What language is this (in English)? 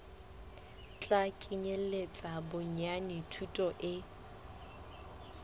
Southern Sotho